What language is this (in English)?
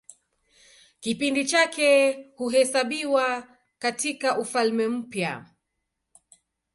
Swahili